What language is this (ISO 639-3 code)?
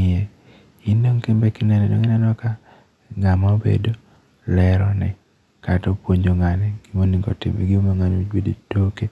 luo